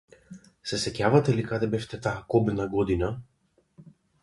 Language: Macedonian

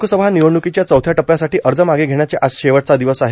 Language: Marathi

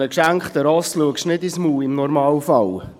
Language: Swiss German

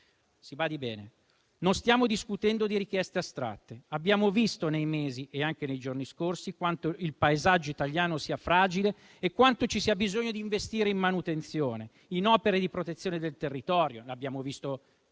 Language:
Italian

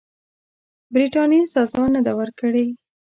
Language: Pashto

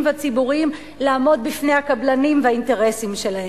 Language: Hebrew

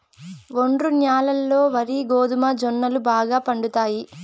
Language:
Telugu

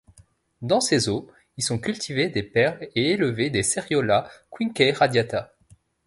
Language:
French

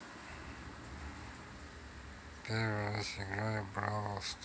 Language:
Russian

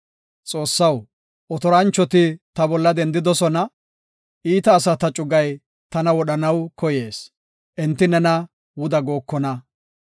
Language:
Gofa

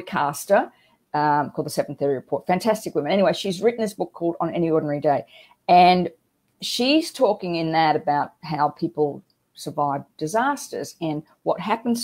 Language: English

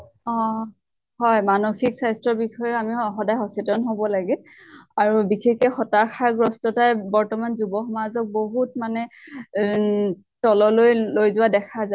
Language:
Assamese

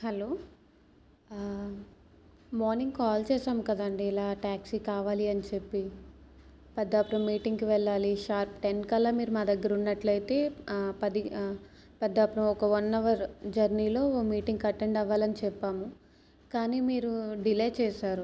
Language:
Telugu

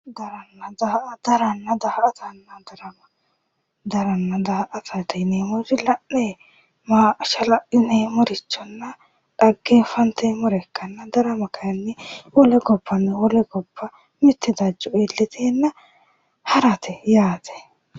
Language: Sidamo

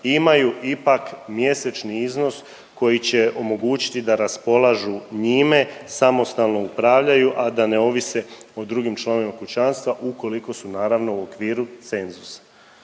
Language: Croatian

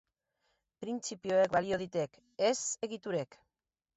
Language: Basque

